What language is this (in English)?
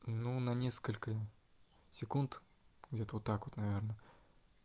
Russian